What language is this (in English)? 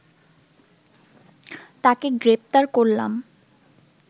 Bangla